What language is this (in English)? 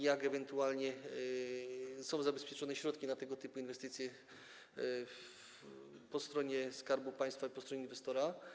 Polish